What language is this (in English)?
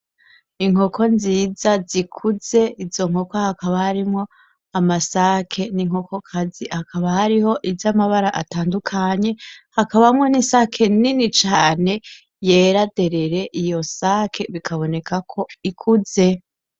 Rundi